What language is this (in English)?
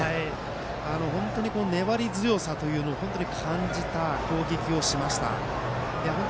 Japanese